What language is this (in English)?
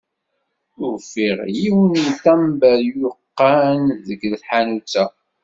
Kabyle